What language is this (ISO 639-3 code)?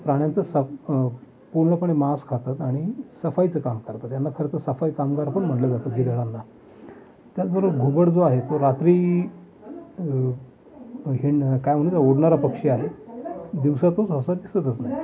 mar